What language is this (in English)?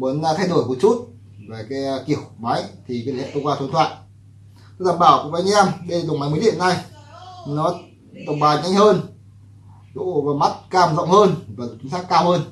Vietnamese